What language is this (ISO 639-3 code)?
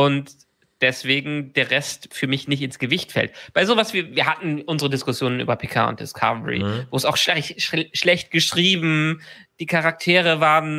deu